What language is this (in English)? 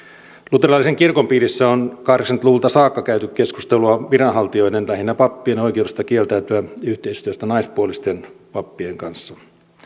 Finnish